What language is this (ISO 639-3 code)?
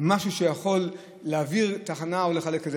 heb